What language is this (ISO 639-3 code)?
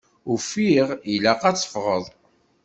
kab